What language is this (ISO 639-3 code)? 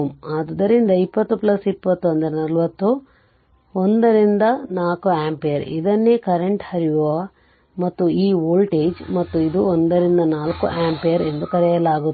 kan